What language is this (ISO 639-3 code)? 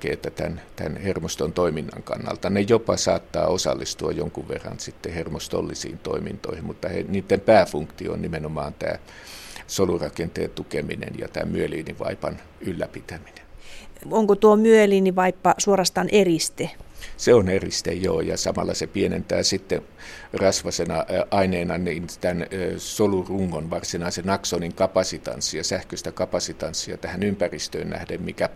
fin